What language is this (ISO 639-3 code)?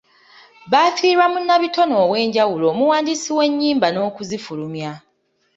lug